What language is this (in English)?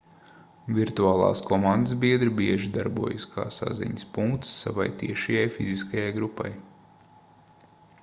Latvian